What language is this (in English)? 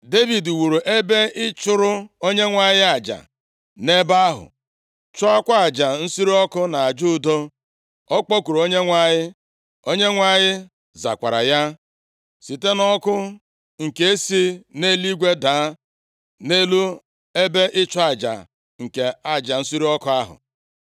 Igbo